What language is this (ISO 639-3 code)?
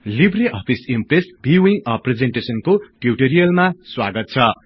nep